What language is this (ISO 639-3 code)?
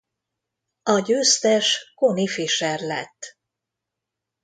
hun